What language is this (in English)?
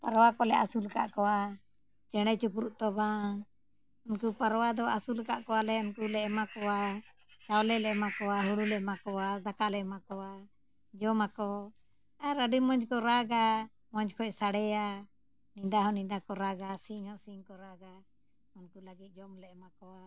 Santali